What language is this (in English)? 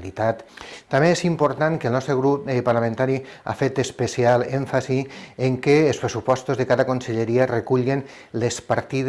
Catalan